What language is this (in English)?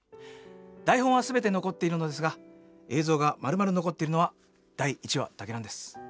Japanese